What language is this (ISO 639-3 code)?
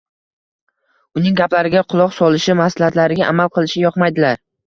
uzb